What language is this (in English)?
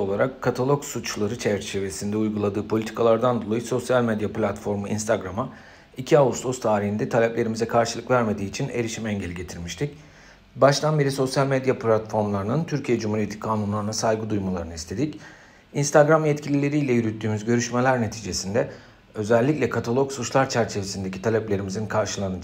Turkish